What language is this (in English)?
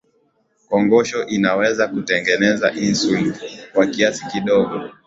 Swahili